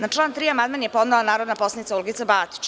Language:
Serbian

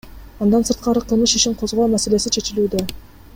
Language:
Kyrgyz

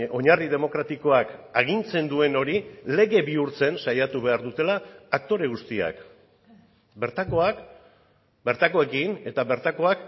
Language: Basque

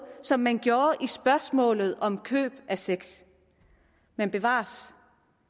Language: Danish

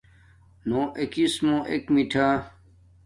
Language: Domaaki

